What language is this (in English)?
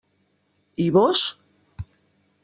Catalan